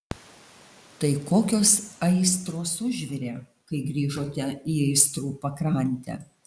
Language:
Lithuanian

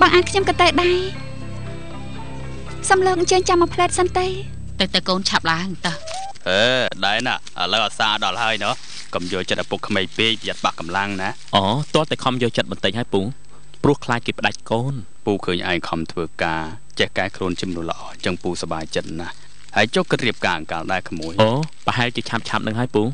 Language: Thai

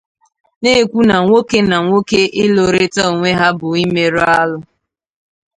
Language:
Igbo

